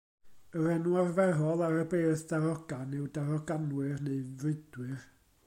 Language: Welsh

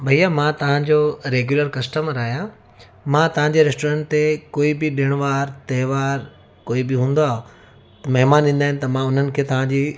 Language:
Sindhi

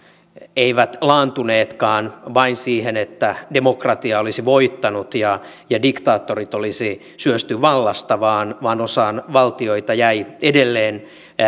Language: Finnish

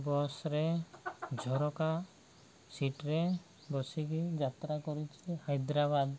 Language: Odia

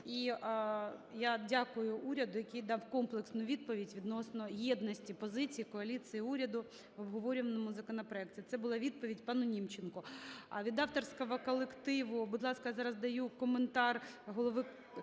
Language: Ukrainian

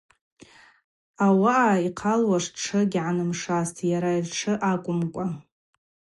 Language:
Abaza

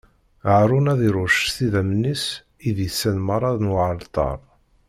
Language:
Kabyle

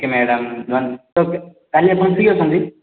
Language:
Odia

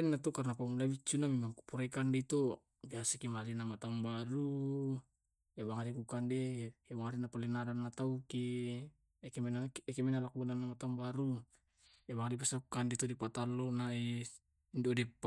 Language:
Tae'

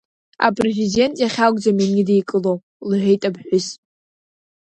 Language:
Abkhazian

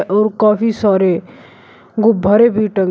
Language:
Hindi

